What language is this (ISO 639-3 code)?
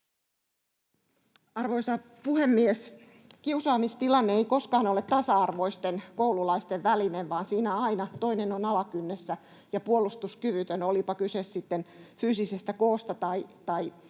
fin